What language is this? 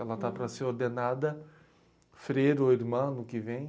Portuguese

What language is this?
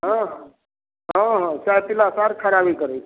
Maithili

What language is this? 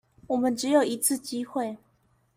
Chinese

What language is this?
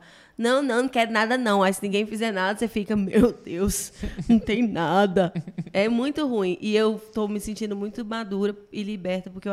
Portuguese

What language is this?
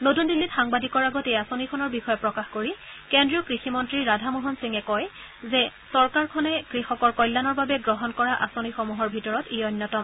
Assamese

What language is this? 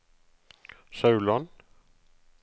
Norwegian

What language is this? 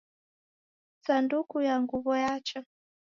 Taita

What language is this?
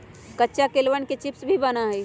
Magahi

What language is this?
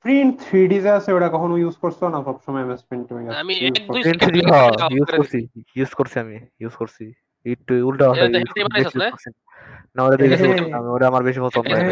Bangla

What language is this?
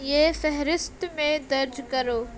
Urdu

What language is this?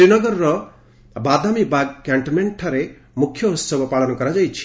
Odia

